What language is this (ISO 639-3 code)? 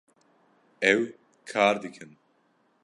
kur